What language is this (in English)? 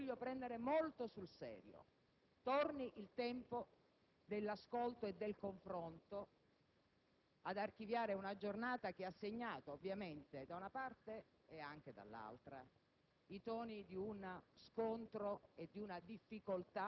Italian